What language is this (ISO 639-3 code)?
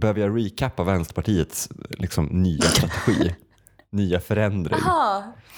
swe